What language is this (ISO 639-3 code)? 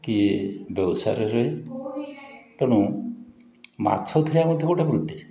ori